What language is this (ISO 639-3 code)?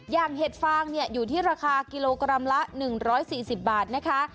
tha